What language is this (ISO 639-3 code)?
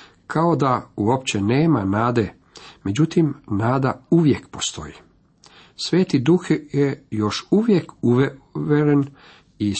hrv